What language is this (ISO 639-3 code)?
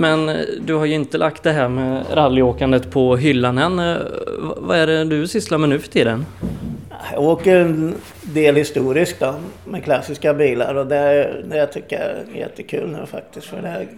swe